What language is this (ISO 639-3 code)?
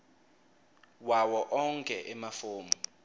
ssw